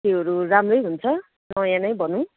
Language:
Nepali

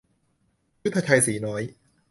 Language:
Thai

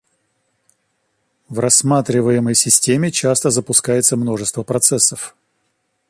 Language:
Russian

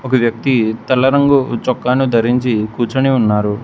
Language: Telugu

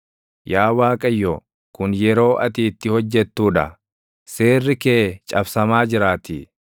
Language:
Oromo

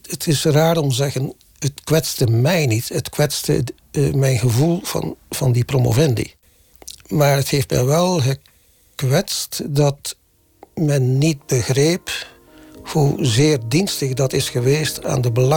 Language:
Dutch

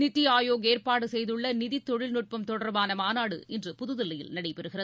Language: Tamil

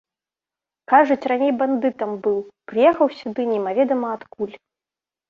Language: Belarusian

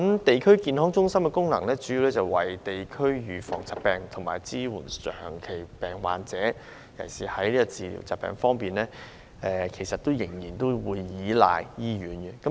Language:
Cantonese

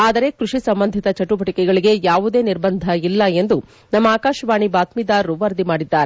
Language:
Kannada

